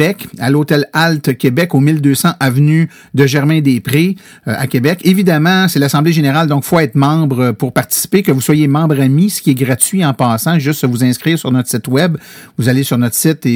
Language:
French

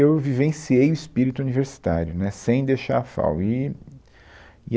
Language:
Portuguese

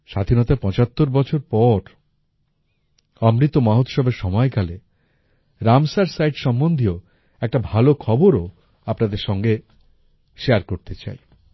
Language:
Bangla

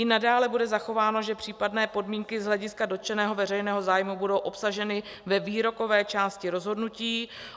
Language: Czech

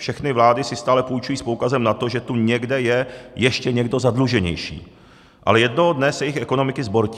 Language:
Czech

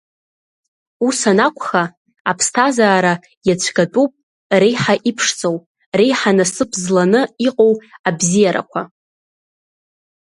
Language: Abkhazian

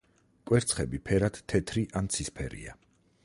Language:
Georgian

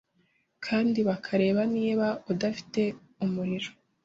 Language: Kinyarwanda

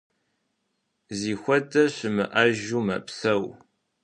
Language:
Kabardian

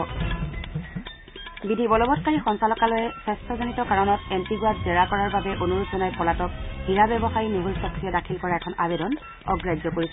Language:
Assamese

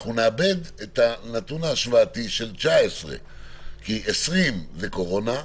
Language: Hebrew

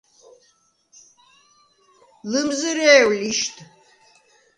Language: Svan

